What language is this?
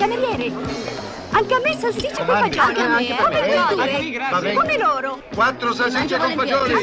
Italian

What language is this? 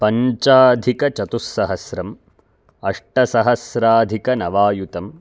Sanskrit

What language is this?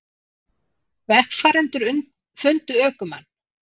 Icelandic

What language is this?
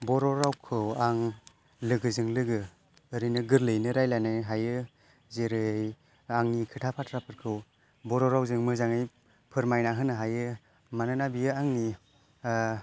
Bodo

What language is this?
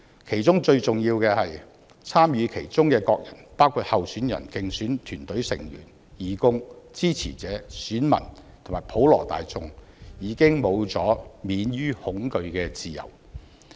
Cantonese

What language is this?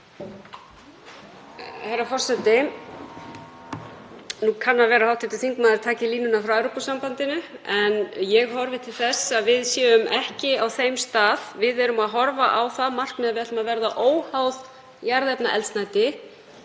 Icelandic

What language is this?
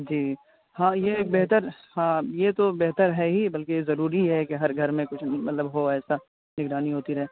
Urdu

